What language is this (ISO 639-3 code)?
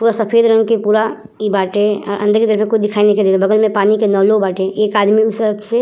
bho